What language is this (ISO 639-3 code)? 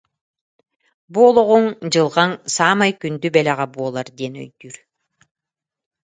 sah